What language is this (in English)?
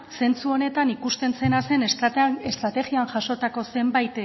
Basque